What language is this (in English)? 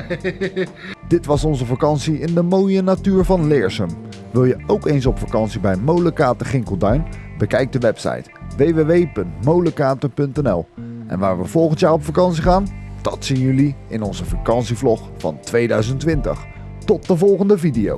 Dutch